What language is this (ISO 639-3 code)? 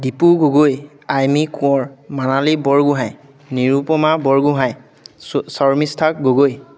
asm